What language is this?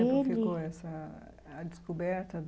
Portuguese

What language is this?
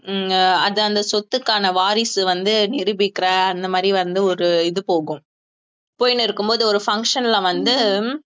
Tamil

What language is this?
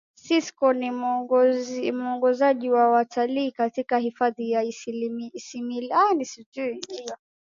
Swahili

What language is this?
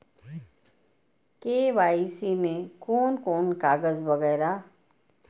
Maithili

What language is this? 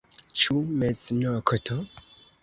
Esperanto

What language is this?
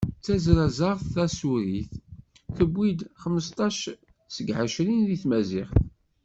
Kabyle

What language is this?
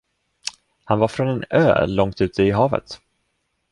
Swedish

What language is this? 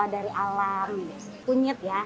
Indonesian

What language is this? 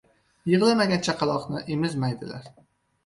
Uzbek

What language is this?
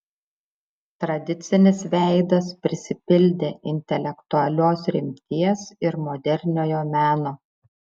Lithuanian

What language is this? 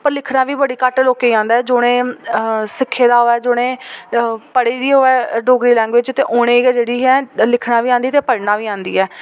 Dogri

